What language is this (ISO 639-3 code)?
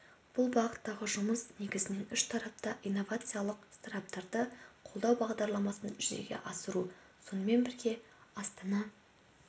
kaz